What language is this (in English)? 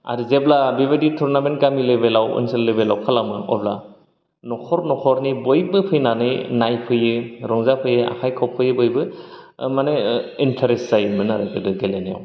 Bodo